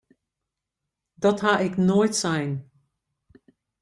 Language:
Western Frisian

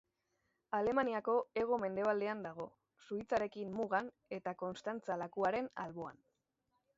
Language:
Basque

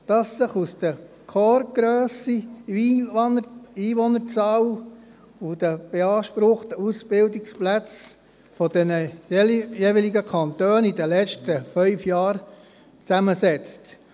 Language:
Swiss German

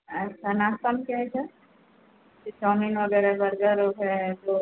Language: Hindi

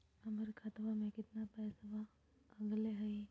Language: Magahi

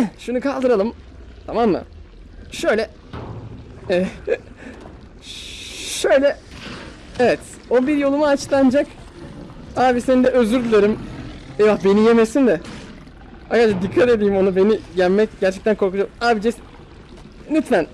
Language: Turkish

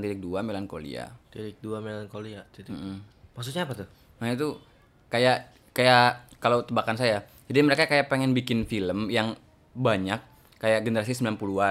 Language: Indonesian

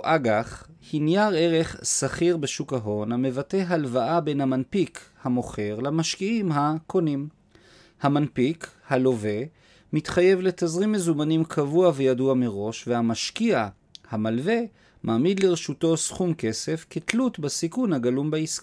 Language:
Hebrew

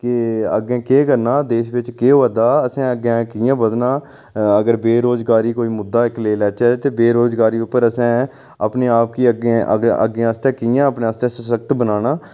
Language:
Dogri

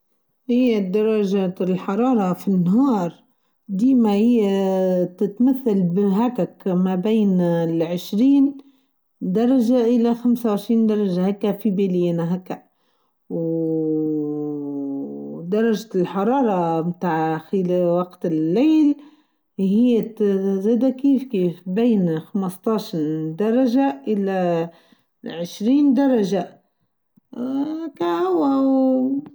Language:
Tunisian Arabic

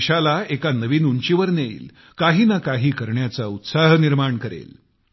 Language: Marathi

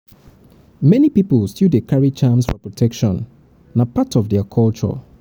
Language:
Nigerian Pidgin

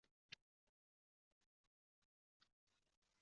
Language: Uzbek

